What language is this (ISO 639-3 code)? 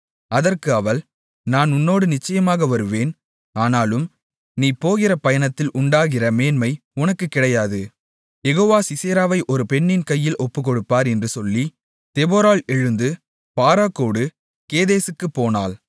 tam